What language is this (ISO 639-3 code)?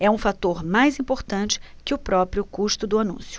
por